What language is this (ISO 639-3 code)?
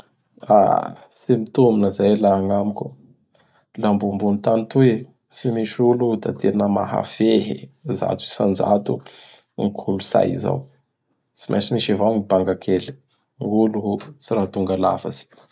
bhr